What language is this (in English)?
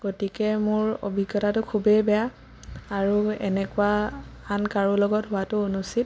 Assamese